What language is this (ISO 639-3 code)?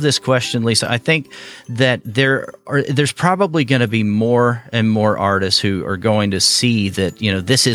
eng